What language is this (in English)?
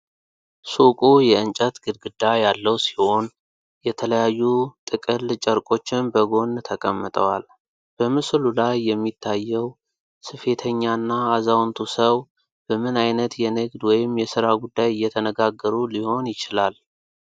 Amharic